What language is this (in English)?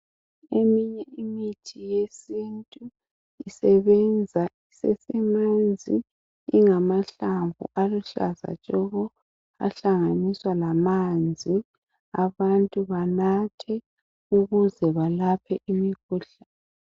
North Ndebele